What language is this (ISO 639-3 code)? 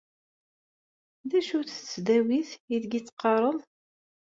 kab